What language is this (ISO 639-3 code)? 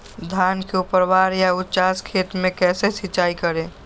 mag